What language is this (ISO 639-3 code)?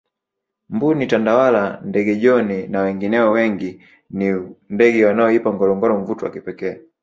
swa